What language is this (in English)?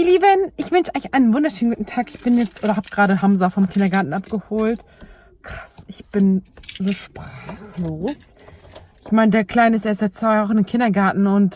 German